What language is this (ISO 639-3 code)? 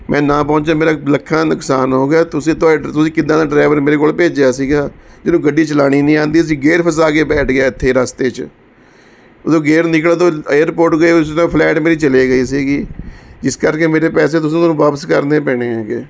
pan